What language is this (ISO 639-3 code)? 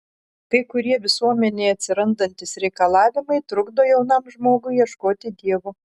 lit